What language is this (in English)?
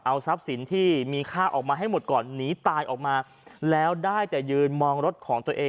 Thai